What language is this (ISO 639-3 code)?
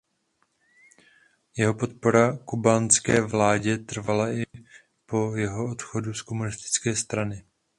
ces